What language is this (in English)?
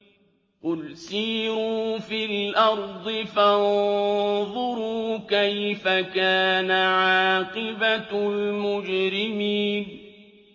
Arabic